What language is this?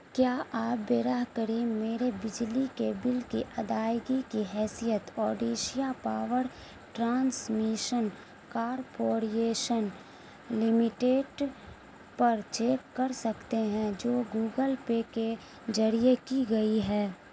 Urdu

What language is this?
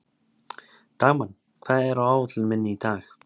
Icelandic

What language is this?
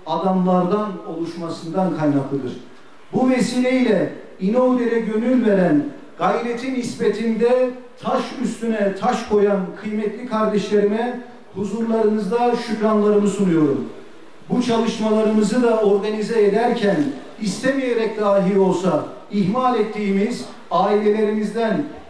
Turkish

